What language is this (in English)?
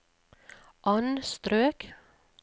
Norwegian